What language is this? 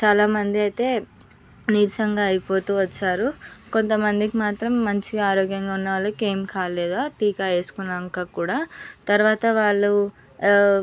Telugu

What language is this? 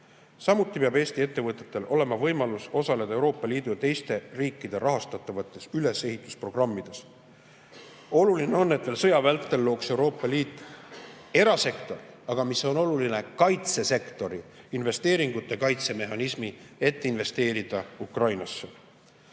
Estonian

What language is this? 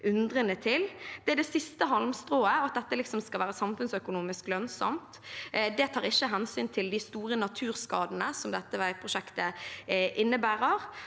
Norwegian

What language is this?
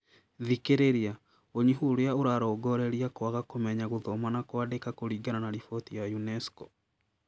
Kikuyu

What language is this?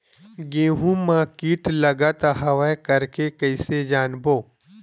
Chhattisgarhi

